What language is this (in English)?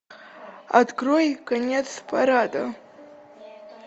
Russian